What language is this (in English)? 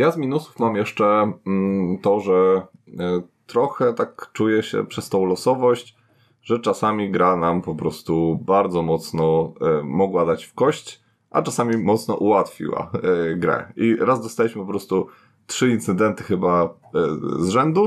Polish